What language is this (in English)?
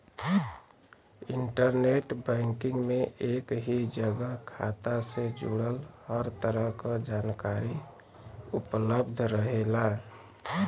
Bhojpuri